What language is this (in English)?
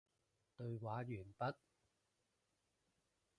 Cantonese